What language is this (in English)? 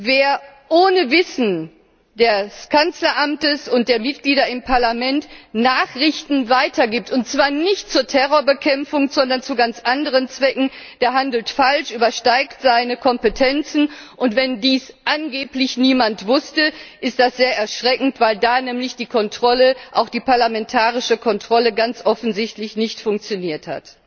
German